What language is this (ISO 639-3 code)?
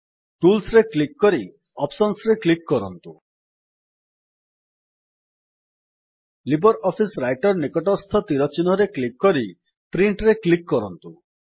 ori